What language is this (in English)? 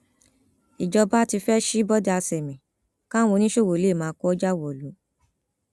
Yoruba